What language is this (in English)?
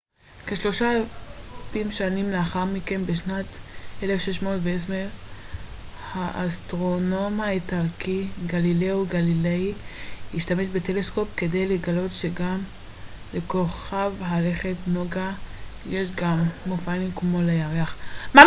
Hebrew